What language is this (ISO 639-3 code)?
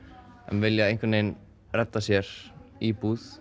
isl